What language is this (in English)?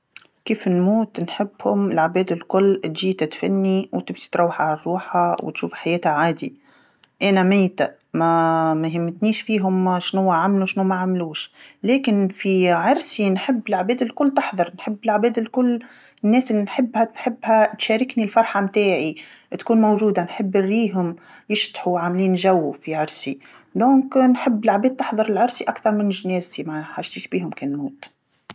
Tunisian Arabic